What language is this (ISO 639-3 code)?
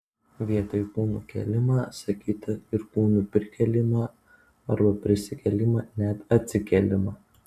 lit